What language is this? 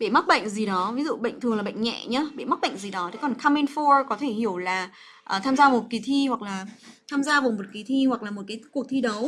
Vietnamese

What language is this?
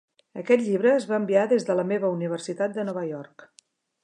Catalan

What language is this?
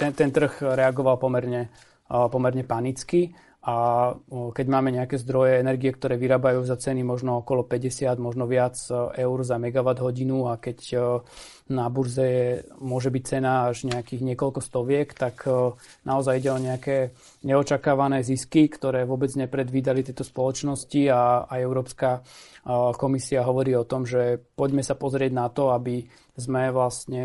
Slovak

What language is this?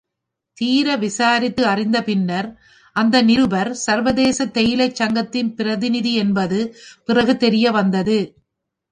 Tamil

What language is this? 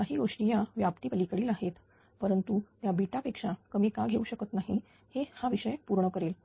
Marathi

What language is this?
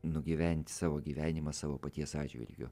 Lithuanian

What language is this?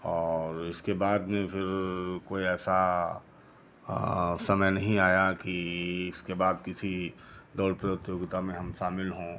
Hindi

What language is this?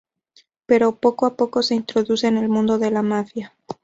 Spanish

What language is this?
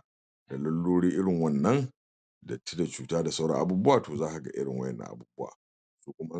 Hausa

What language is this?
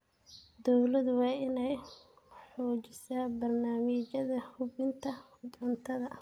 Somali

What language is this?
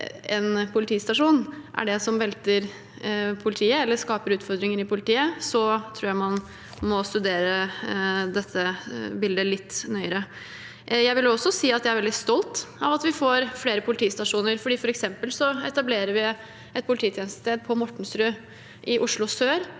Norwegian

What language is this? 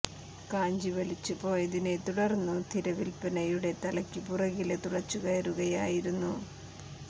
Malayalam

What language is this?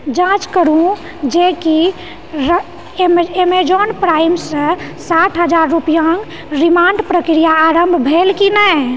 Maithili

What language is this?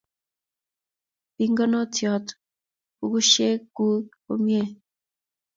Kalenjin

